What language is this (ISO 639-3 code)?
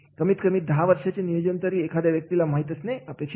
mar